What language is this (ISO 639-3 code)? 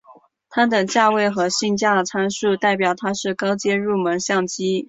zho